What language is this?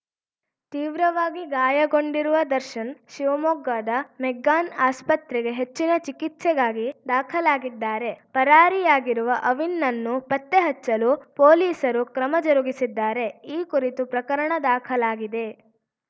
Kannada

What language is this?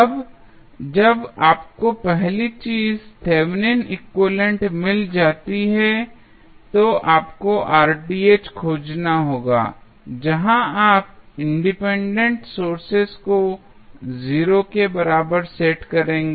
Hindi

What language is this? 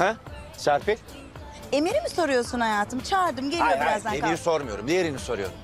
Turkish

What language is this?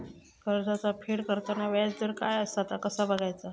Marathi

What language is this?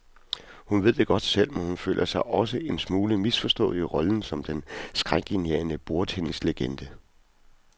Danish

